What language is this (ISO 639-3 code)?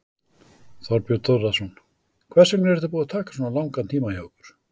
isl